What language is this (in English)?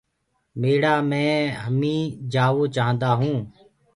Gurgula